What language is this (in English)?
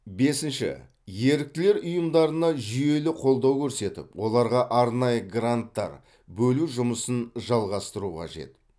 Kazakh